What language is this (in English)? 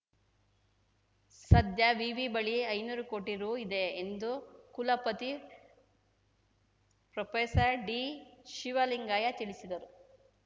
Kannada